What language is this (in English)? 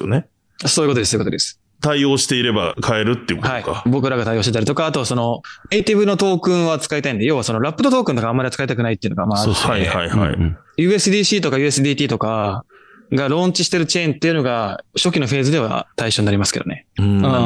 Japanese